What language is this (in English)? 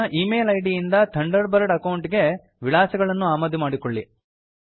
Kannada